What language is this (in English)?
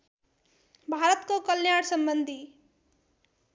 Nepali